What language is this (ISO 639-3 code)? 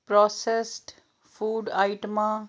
pan